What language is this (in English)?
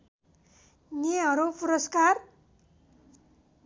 Nepali